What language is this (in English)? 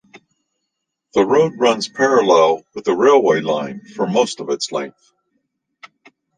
English